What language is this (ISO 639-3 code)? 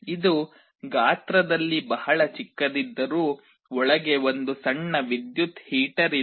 kan